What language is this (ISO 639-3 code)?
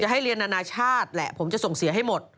tha